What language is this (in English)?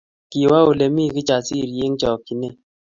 Kalenjin